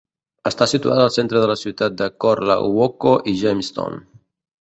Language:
Catalan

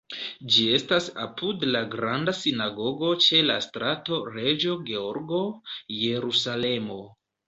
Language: Esperanto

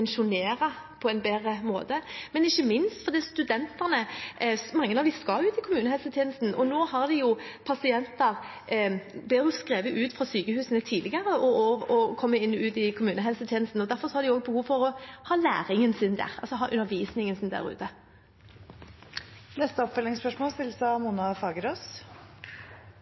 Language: Norwegian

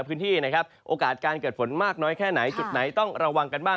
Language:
Thai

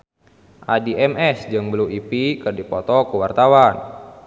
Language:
Sundanese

